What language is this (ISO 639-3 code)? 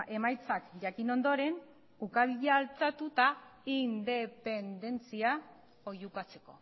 eus